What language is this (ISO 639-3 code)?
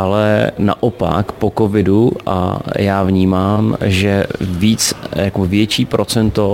ces